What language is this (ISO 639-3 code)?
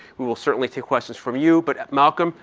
eng